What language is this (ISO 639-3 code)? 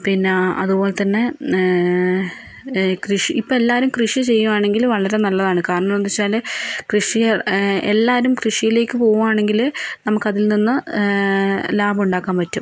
mal